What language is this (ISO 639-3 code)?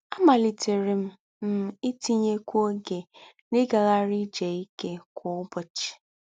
ibo